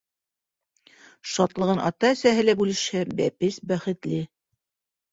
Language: Bashkir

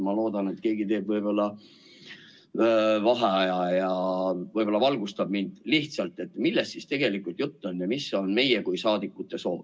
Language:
Estonian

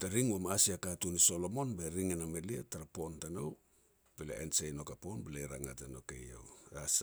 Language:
Petats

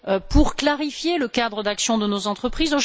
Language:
French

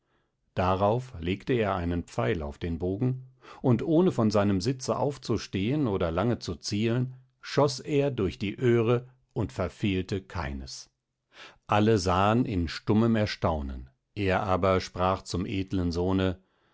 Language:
German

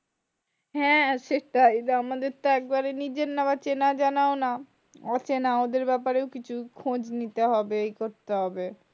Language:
Bangla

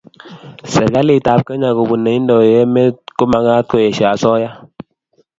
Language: Kalenjin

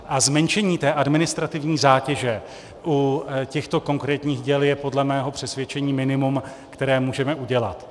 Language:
Czech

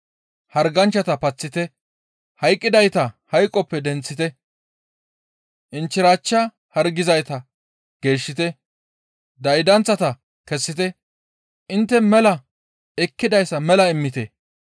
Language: Gamo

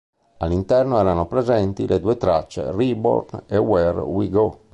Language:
Italian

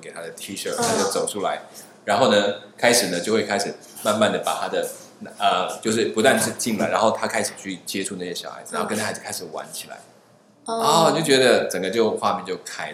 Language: Chinese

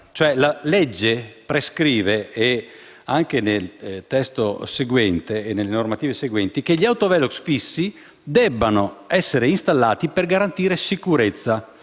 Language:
Italian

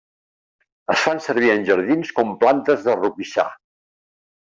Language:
Catalan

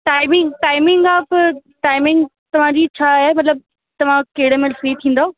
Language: Sindhi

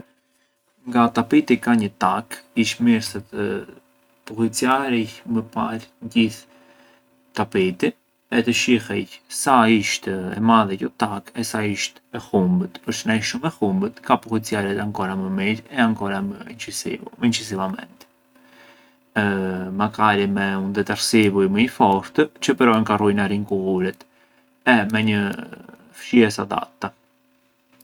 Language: Arbëreshë Albanian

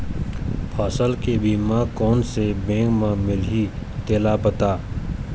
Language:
Chhattisgarhi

